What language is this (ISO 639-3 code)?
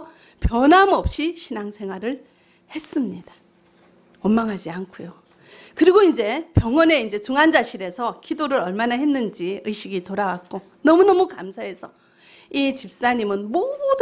kor